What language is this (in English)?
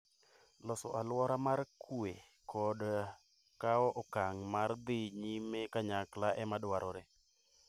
Luo (Kenya and Tanzania)